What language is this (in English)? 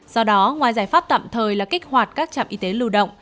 Vietnamese